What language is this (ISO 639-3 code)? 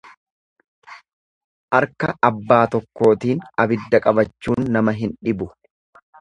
orm